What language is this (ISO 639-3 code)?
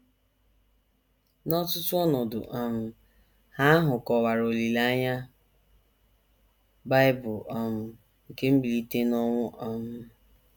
ibo